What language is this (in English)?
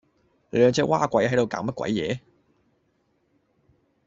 Cantonese